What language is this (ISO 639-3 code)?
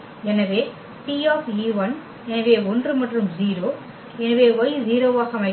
tam